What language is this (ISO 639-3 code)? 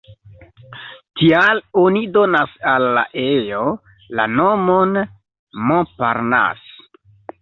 epo